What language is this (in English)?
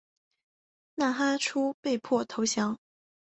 Chinese